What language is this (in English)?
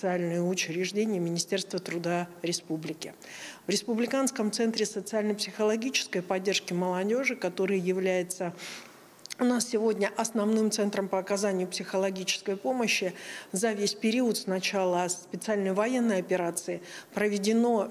Russian